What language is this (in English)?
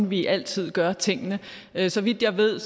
Danish